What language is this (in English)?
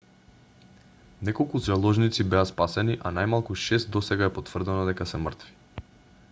Macedonian